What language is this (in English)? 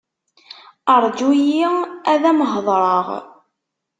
Kabyle